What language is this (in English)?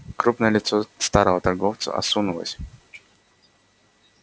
Russian